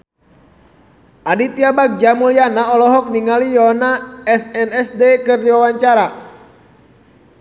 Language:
Sundanese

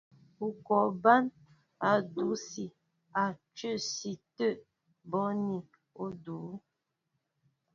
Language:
Mbo (Cameroon)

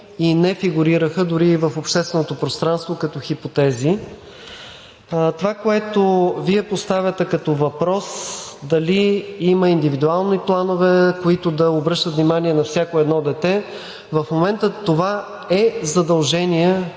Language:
Bulgarian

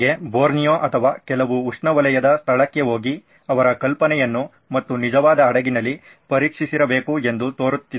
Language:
Kannada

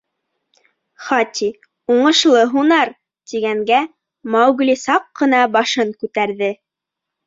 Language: Bashkir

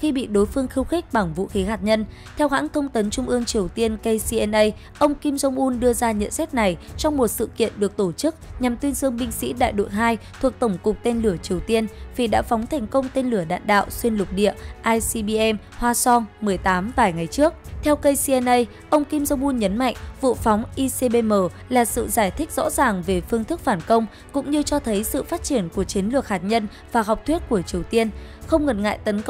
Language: Vietnamese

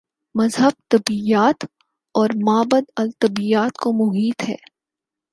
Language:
Urdu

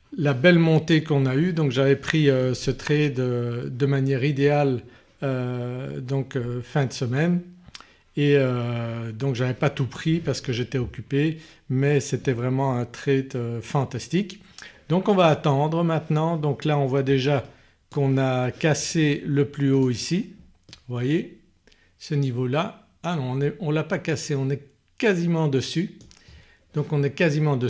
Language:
French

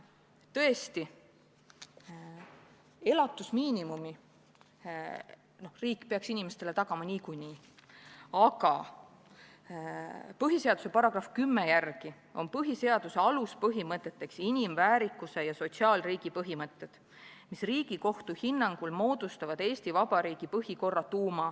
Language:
Estonian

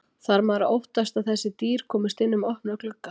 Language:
Icelandic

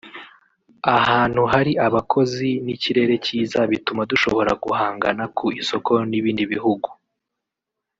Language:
Kinyarwanda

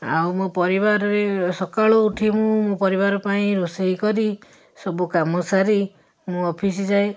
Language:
Odia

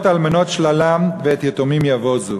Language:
Hebrew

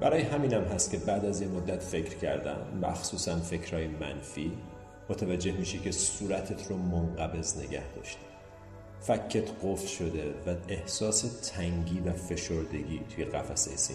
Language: Persian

